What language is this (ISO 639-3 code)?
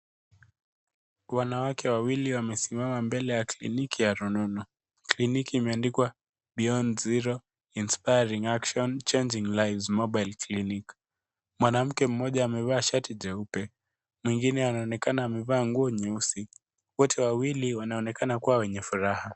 swa